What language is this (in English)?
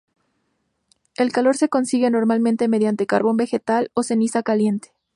Spanish